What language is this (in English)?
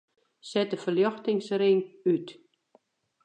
Western Frisian